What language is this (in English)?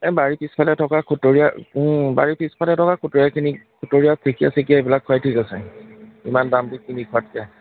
Assamese